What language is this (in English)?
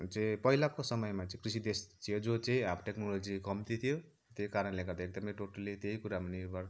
Nepali